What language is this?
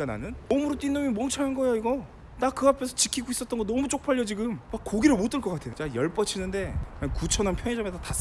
Korean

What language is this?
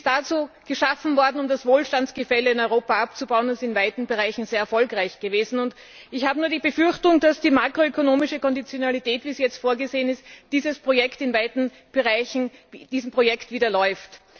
German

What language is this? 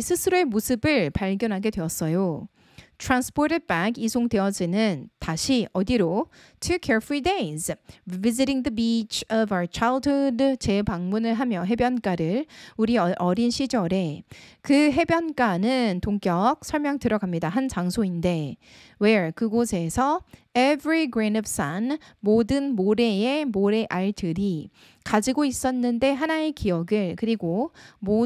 Korean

